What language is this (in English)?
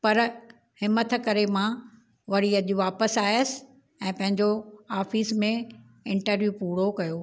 Sindhi